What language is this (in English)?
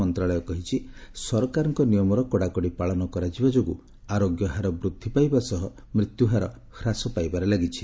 Odia